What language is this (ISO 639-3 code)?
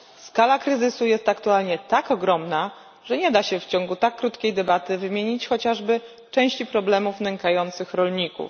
pol